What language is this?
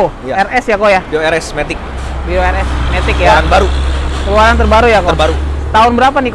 Indonesian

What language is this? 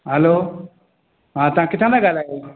Sindhi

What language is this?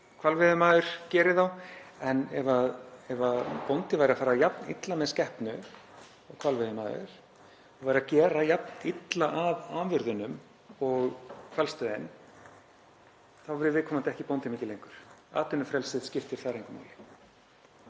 Icelandic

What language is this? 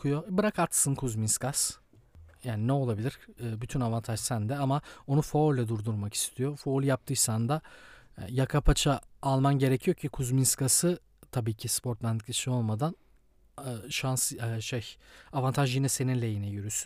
Turkish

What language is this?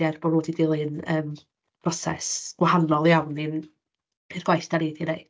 Welsh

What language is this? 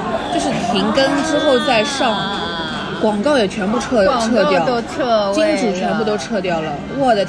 Chinese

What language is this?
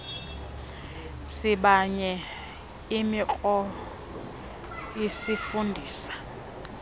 Xhosa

